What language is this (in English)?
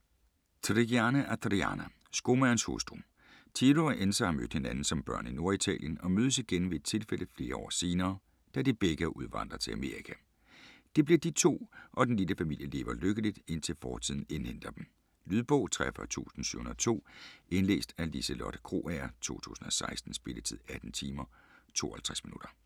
Danish